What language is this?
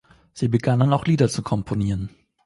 German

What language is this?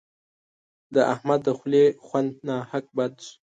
Pashto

